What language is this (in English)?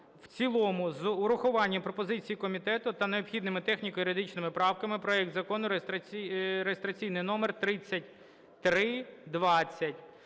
Ukrainian